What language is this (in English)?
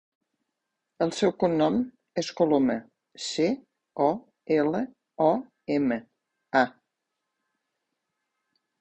Catalan